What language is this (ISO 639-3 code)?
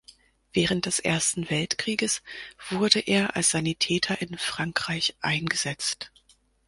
deu